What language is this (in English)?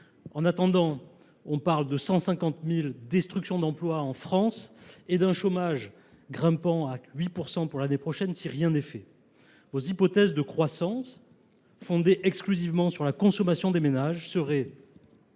French